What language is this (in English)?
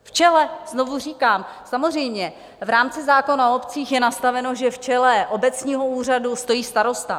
Czech